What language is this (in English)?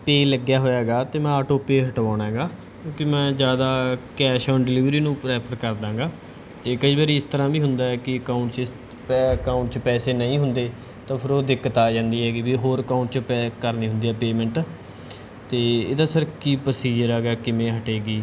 Punjabi